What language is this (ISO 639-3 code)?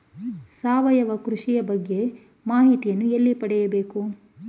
kan